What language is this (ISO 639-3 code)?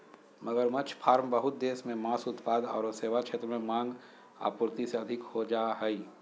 mag